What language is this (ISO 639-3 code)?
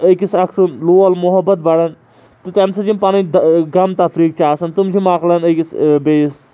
kas